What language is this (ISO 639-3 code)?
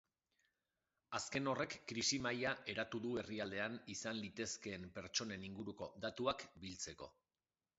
eus